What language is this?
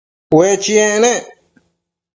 Matsés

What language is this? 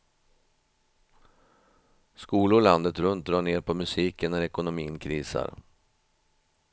Swedish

